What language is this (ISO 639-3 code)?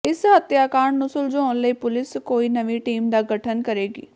pan